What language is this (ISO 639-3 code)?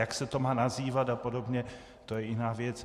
ces